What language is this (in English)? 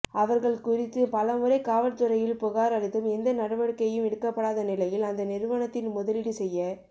Tamil